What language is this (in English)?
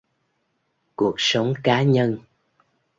Vietnamese